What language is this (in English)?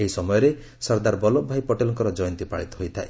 Odia